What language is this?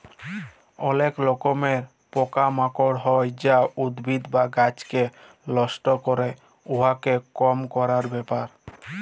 Bangla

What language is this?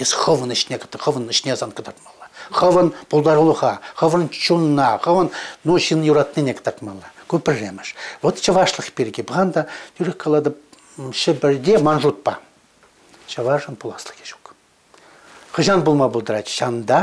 Russian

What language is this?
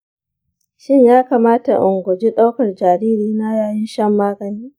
Hausa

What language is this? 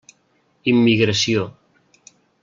Catalan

